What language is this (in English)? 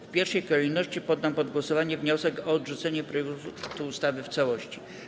Polish